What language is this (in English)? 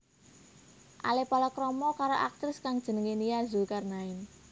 Javanese